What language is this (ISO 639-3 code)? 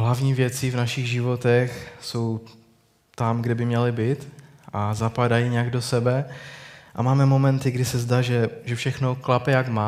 ces